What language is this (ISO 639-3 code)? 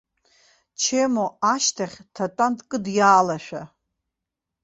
abk